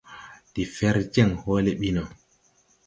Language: Tupuri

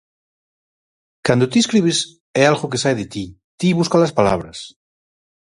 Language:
Galician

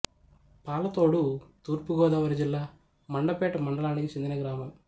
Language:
Telugu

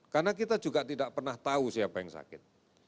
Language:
Indonesian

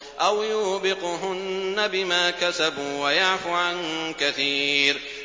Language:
Arabic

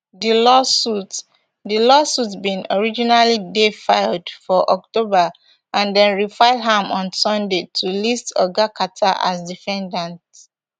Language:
Nigerian Pidgin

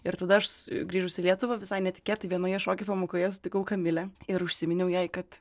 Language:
Lithuanian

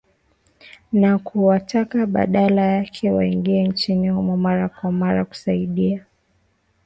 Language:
Swahili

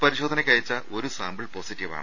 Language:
Malayalam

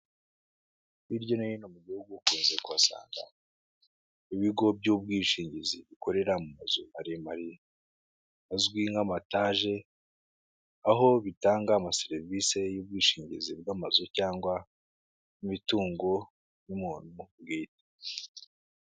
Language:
Kinyarwanda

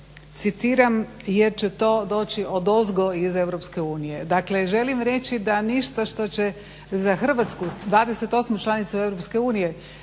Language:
Croatian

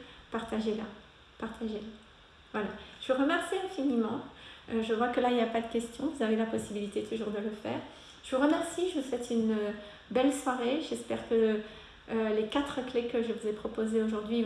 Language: French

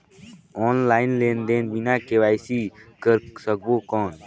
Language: Chhattisgarhi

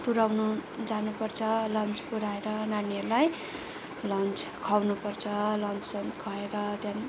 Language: Nepali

